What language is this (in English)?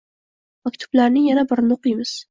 Uzbek